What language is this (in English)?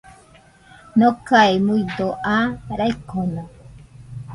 Nüpode Huitoto